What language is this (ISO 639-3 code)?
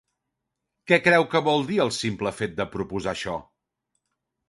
cat